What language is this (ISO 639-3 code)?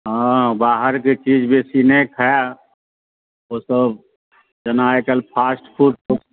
mai